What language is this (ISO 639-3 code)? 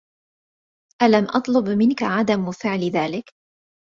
ara